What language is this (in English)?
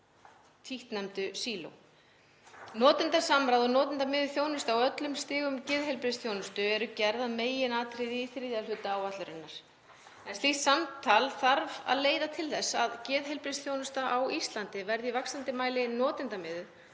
Icelandic